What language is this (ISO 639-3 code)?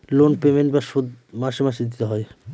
ben